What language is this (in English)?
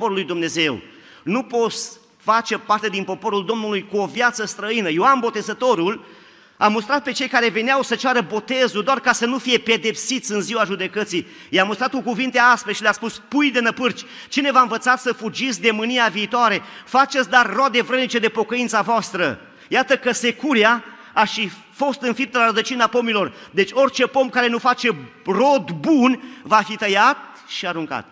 Romanian